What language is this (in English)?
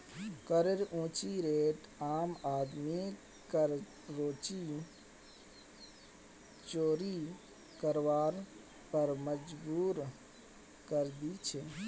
Magahi